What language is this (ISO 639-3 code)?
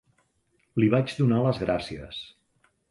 cat